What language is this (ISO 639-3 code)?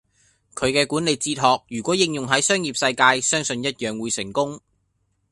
yue